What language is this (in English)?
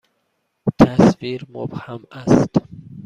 Persian